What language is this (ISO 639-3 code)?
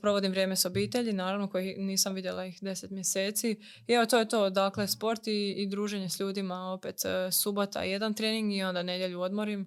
hrv